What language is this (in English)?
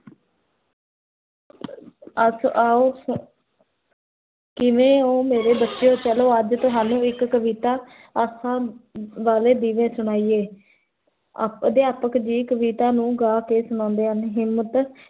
Punjabi